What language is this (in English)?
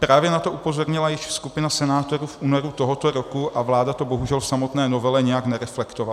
Czech